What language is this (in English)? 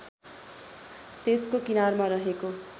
Nepali